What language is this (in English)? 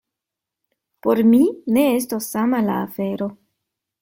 Esperanto